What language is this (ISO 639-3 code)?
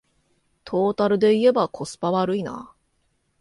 jpn